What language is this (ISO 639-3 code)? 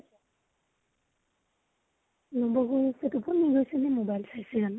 asm